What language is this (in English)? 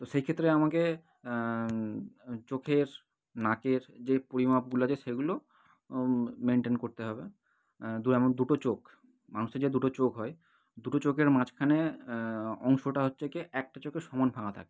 Bangla